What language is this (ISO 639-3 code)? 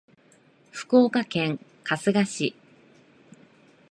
jpn